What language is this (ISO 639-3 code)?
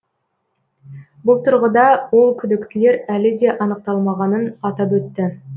kaz